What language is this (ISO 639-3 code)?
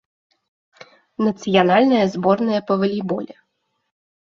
bel